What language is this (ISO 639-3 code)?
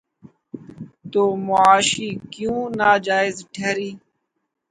urd